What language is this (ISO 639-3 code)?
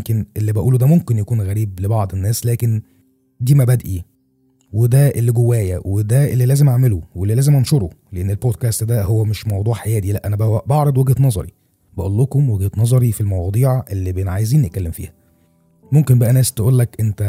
ara